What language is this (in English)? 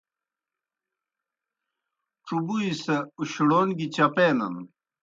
Kohistani Shina